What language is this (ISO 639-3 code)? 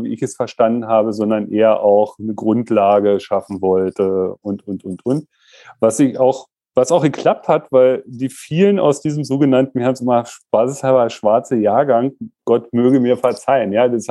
deu